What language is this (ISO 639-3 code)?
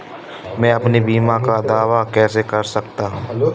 hin